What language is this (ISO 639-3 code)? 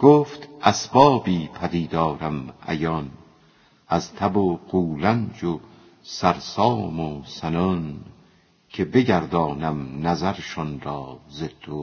fas